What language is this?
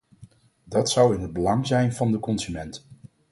Dutch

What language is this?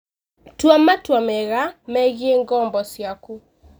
Kikuyu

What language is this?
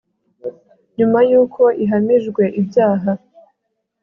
Kinyarwanda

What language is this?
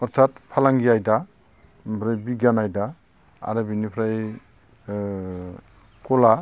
Bodo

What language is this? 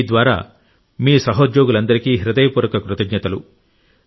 Telugu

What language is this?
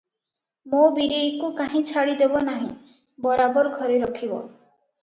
Odia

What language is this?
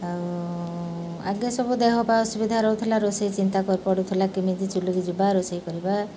Odia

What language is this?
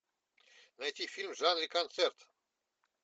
Russian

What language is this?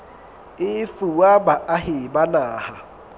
Southern Sotho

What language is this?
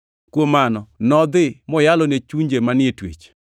Luo (Kenya and Tanzania)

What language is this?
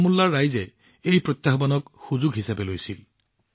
Assamese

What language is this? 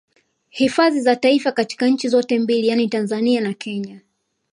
Swahili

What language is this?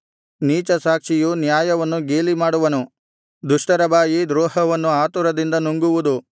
Kannada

